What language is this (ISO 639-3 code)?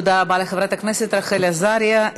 heb